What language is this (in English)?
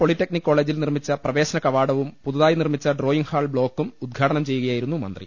Malayalam